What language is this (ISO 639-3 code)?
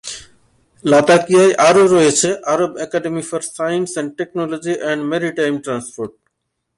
ben